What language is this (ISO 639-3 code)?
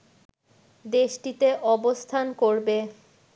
ben